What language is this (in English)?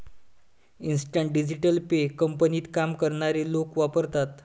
Marathi